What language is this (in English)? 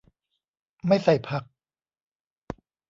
Thai